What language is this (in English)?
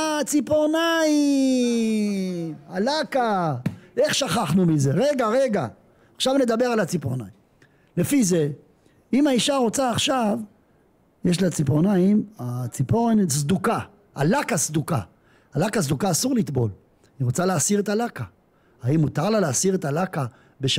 Hebrew